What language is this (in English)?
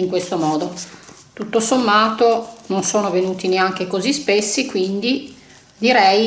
Italian